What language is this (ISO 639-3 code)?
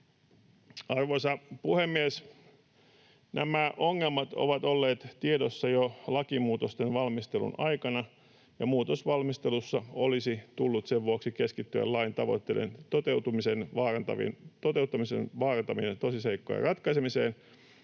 fin